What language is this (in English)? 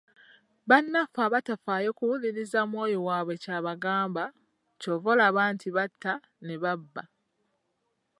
Ganda